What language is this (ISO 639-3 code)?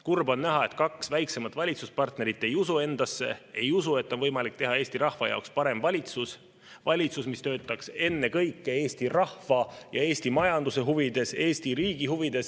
est